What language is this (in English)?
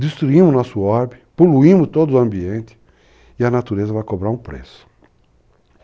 Portuguese